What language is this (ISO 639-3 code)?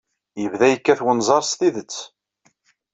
kab